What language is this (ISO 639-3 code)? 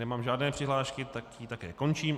ces